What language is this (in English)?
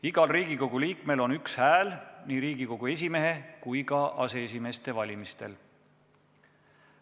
Estonian